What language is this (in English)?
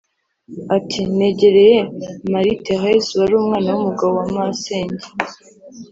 Kinyarwanda